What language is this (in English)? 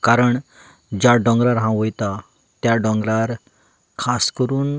Konkani